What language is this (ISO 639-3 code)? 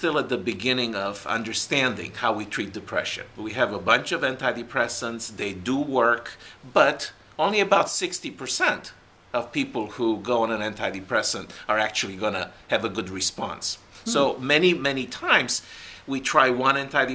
eng